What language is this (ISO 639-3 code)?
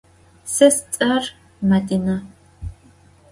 ady